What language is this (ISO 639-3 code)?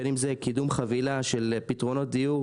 heb